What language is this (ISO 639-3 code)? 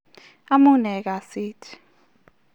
kln